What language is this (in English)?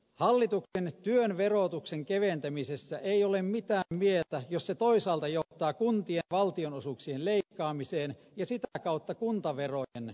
Finnish